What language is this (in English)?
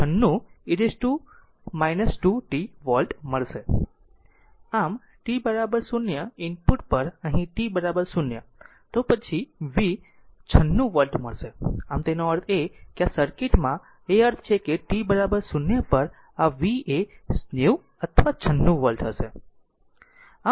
Gujarati